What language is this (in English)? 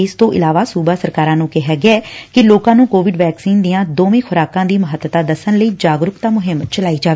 Punjabi